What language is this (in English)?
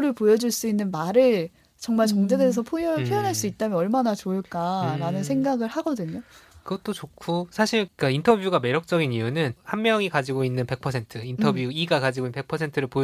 Korean